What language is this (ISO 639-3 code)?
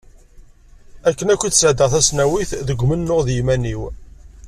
kab